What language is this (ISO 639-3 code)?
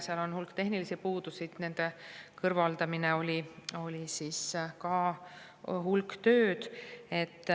est